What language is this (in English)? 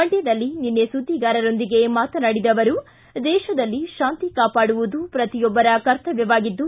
Kannada